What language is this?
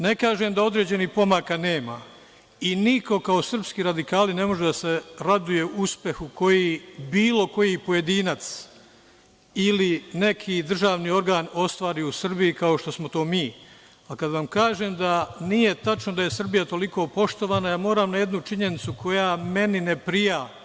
Serbian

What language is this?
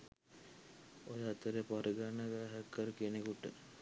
Sinhala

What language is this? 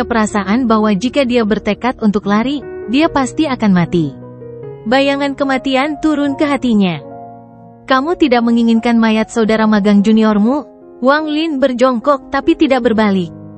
Indonesian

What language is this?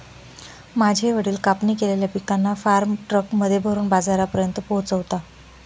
Marathi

